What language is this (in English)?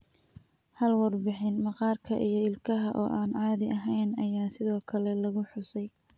Somali